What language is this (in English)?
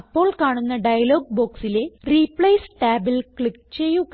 Malayalam